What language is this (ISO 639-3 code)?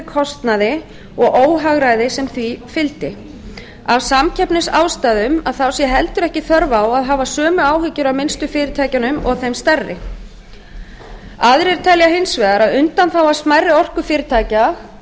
isl